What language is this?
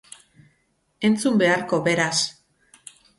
Basque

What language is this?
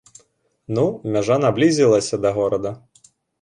Belarusian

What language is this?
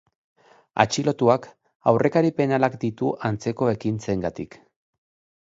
Basque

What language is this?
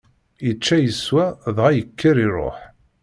Kabyle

